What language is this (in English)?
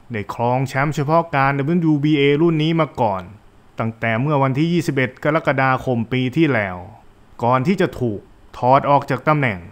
Thai